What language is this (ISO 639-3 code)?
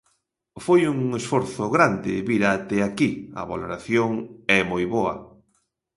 glg